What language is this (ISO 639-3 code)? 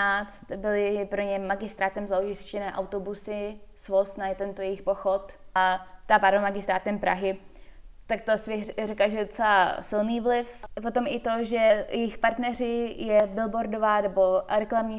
ces